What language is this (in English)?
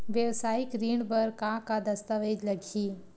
Chhattisgarhi